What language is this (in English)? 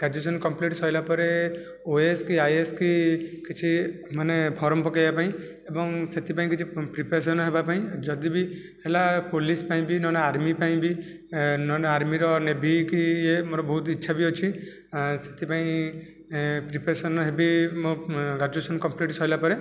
Odia